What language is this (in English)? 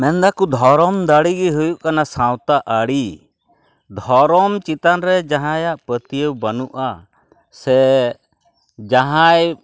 Santali